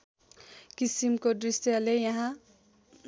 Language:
Nepali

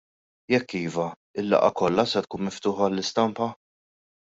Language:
Maltese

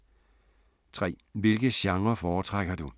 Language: Danish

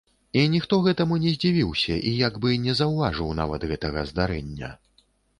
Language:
Belarusian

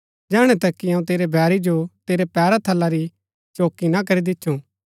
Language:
Gaddi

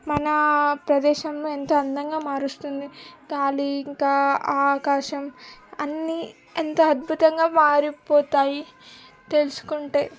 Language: Telugu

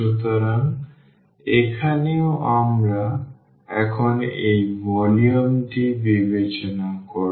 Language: Bangla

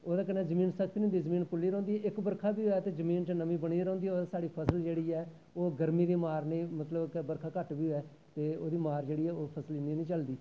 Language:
Dogri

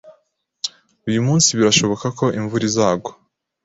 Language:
Kinyarwanda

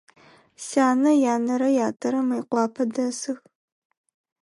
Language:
Adyghe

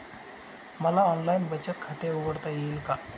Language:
Marathi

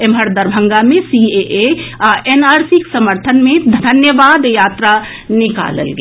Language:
Maithili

